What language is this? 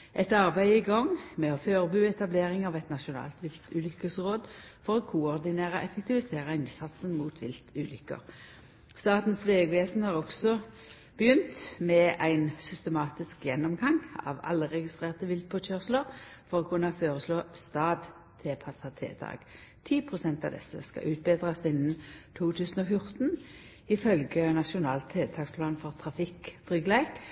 Norwegian Nynorsk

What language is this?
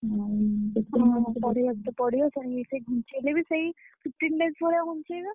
Odia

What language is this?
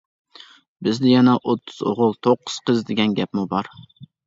Uyghur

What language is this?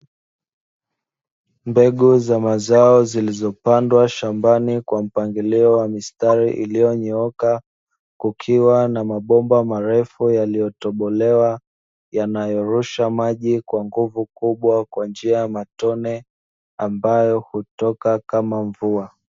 Swahili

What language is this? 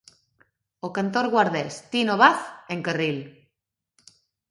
Galician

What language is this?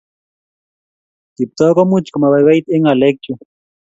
Kalenjin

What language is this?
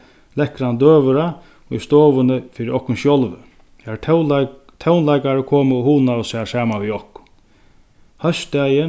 Faroese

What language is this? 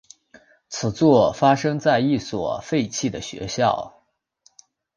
Chinese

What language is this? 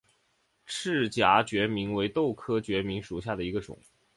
Chinese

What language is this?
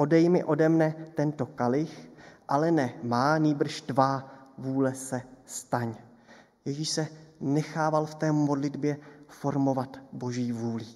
Czech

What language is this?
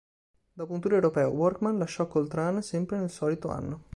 Italian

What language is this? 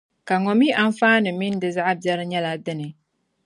Dagbani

